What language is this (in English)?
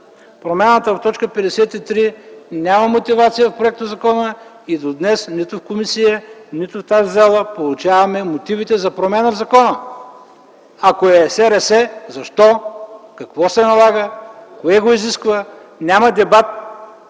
Bulgarian